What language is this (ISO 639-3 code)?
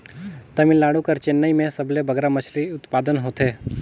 hne